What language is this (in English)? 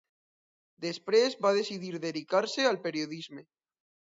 Catalan